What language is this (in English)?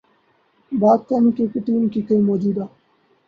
Urdu